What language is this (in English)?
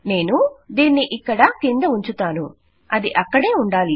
Telugu